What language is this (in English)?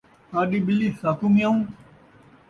Saraiki